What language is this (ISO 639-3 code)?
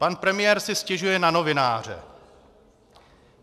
ces